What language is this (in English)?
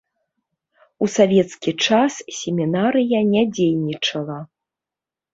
Belarusian